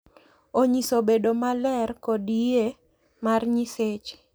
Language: Luo (Kenya and Tanzania)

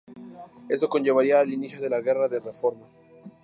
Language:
Spanish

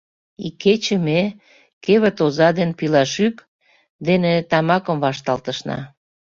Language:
Mari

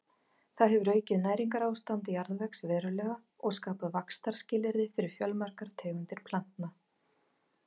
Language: Icelandic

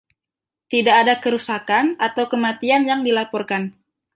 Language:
Indonesian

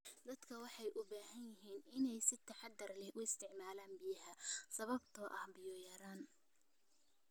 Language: Somali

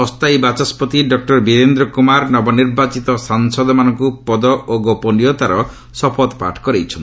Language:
Odia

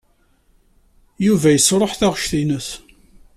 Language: Kabyle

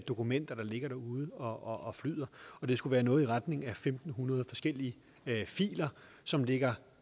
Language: Danish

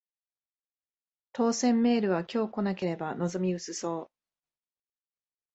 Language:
Japanese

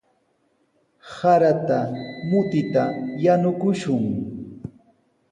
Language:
Sihuas Ancash Quechua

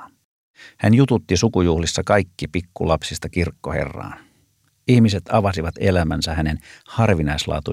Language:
Finnish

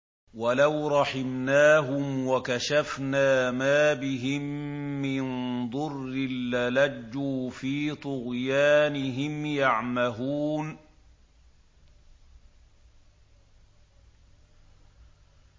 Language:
Arabic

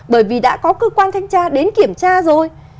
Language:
Vietnamese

